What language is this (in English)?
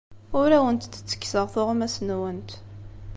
Kabyle